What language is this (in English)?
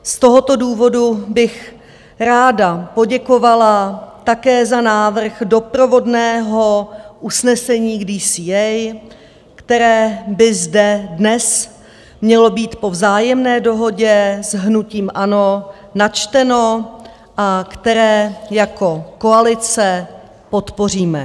Czech